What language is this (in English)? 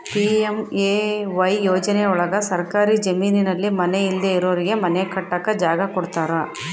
Kannada